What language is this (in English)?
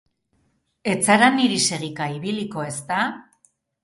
Basque